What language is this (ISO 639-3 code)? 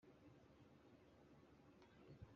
yue